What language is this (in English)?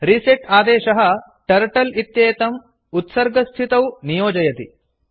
Sanskrit